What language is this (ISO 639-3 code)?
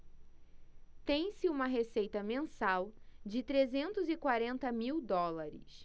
por